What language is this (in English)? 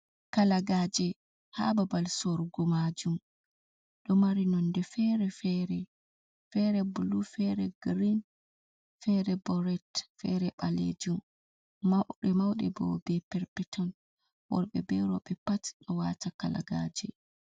Fula